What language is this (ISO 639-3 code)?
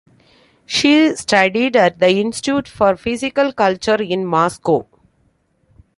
eng